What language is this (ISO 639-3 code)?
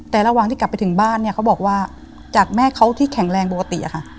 tha